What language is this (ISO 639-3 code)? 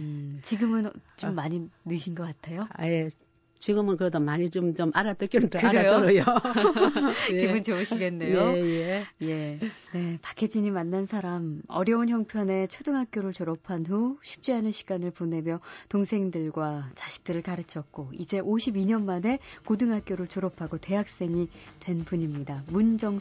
kor